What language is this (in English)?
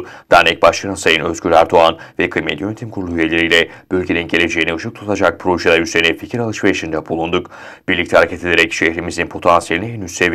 Turkish